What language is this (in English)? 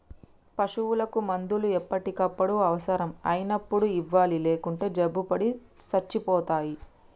Telugu